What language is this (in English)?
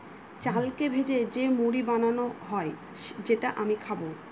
Bangla